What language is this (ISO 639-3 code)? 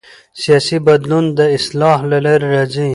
pus